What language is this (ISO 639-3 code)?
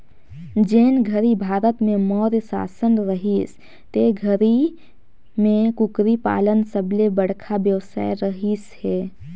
hne